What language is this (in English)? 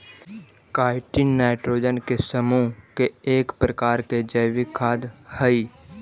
Magahi